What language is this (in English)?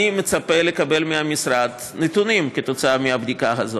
Hebrew